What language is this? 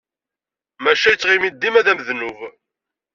Kabyle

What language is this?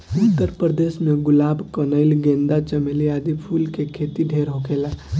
Bhojpuri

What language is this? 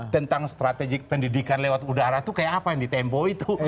Indonesian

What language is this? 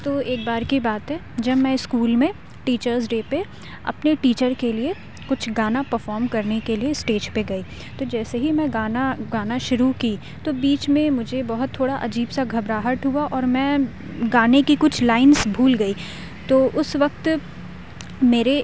Urdu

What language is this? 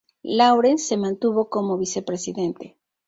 Spanish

